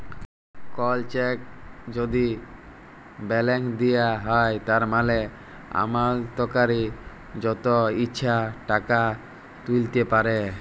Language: Bangla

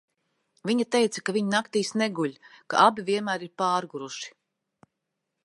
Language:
Latvian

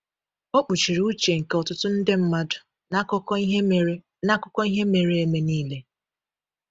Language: Igbo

